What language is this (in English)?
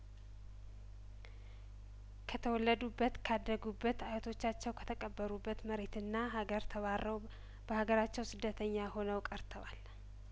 Amharic